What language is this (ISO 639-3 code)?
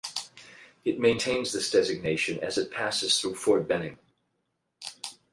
eng